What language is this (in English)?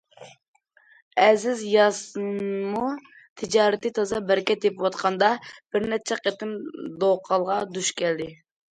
Uyghur